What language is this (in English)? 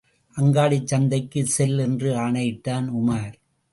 Tamil